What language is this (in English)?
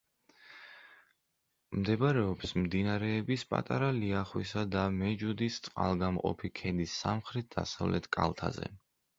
Georgian